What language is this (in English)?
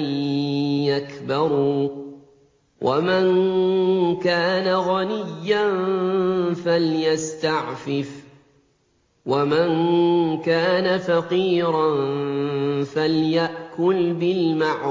Arabic